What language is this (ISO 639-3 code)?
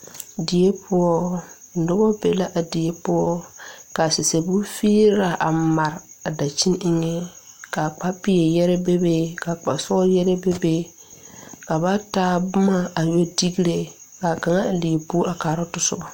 dga